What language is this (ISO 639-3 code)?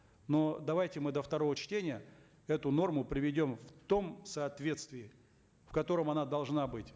kaz